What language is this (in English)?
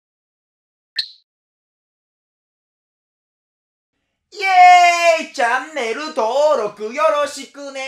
Japanese